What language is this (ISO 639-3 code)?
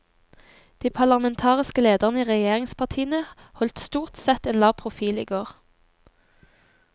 nor